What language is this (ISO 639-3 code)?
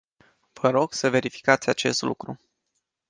ron